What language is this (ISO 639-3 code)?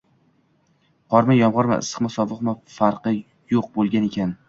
uzb